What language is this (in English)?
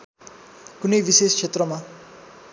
Nepali